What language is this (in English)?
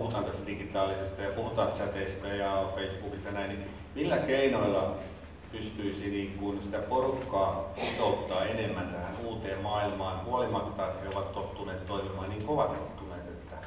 Finnish